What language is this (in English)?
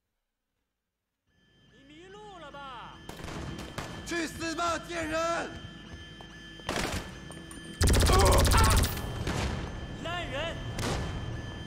German